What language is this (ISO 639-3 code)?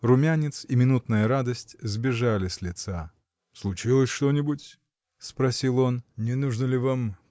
rus